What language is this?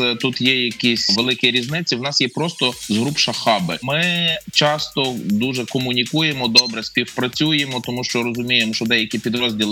Ukrainian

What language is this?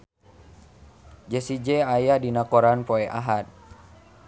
Sundanese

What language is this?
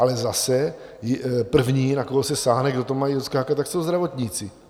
Czech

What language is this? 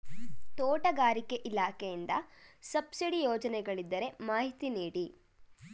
Kannada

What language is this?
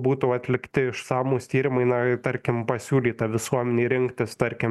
Lithuanian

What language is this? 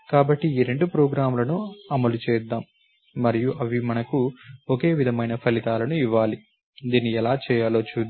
Telugu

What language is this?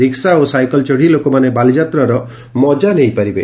Odia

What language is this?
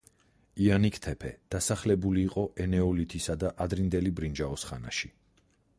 Georgian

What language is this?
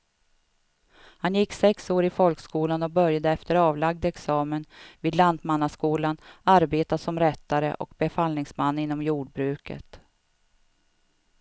Swedish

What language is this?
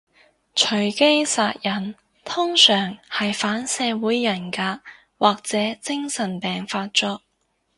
Cantonese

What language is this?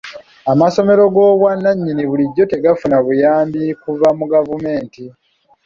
Ganda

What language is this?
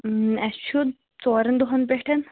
Kashmiri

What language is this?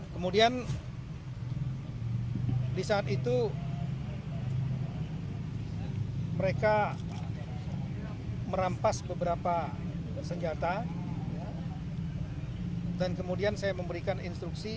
Indonesian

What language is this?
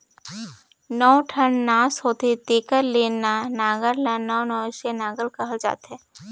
Chhattisgarhi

